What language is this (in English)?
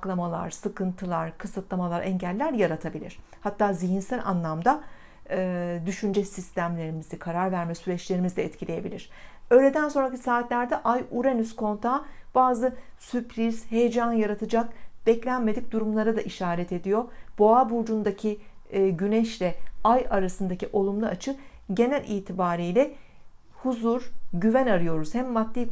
Turkish